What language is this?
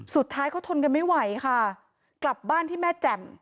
Thai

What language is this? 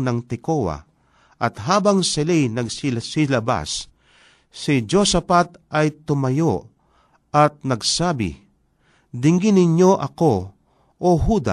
Filipino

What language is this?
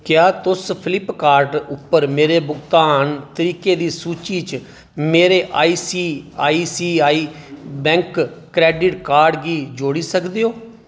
Dogri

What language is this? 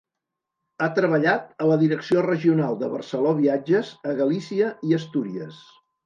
Catalan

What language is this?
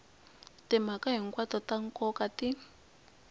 Tsonga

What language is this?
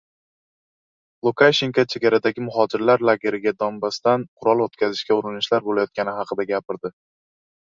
Uzbek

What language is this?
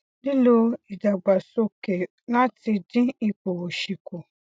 Yoruba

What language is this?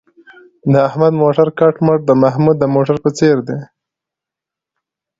Pashto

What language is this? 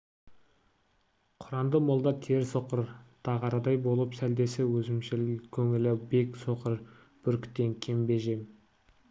Kazakh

